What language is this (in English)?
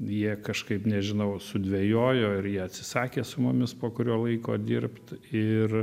Lithuanian